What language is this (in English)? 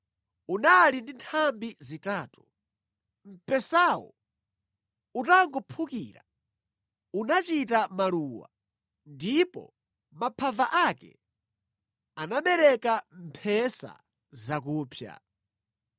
Nyanja